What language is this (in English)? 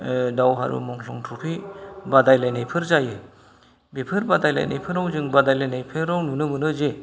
Bodo